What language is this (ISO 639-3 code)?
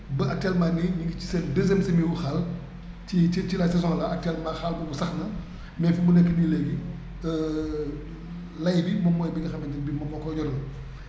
wol